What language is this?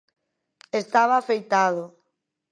Galician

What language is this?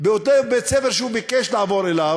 Hebrew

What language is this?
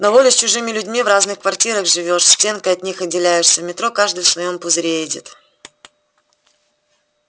Russian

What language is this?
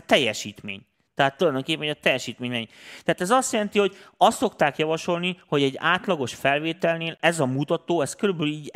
Hungarian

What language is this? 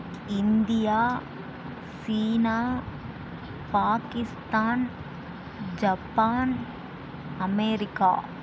Tamil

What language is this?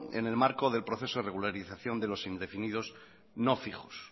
Spanish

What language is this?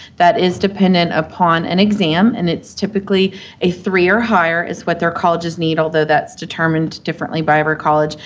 English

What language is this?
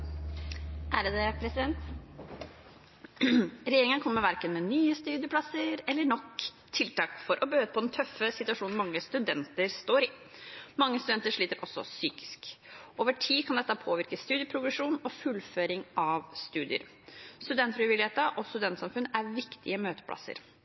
Norwegian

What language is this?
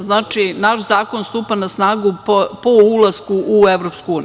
Serbian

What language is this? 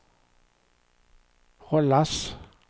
Swedish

